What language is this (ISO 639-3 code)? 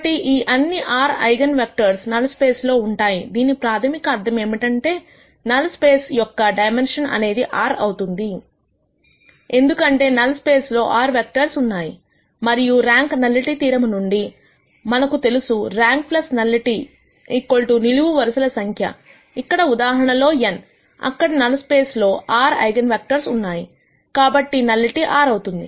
tel